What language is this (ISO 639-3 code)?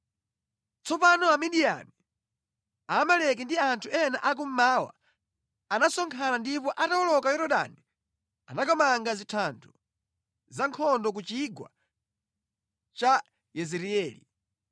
nya